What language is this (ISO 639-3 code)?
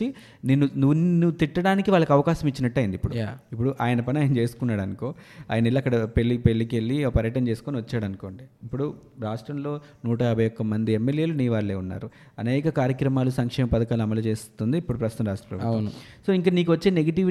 tel